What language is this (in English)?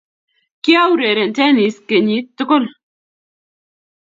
Kalenjin